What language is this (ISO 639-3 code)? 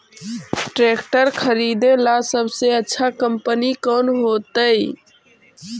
mag